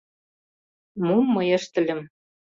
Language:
Mari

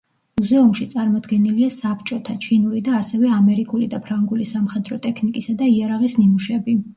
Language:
Georgian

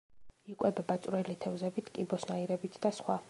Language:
Georgian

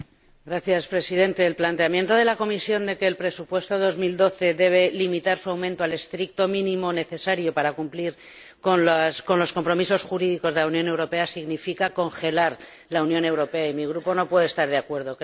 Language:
Spanish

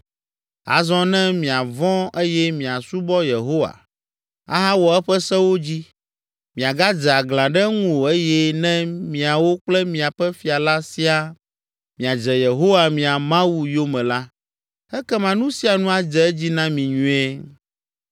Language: Ewe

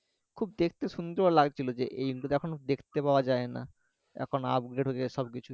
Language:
Bangla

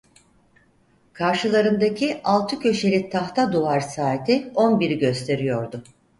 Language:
Turkish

